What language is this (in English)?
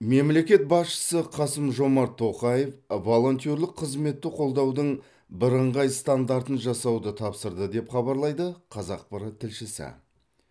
Kazakh